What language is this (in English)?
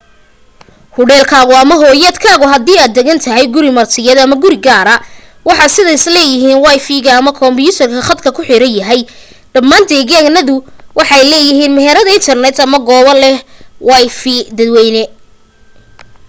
Somali